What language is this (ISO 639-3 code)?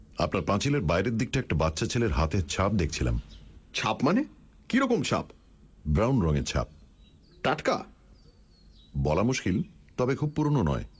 ben